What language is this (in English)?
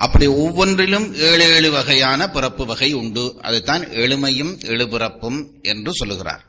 Tamil